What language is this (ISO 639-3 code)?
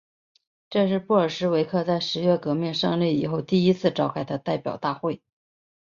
zho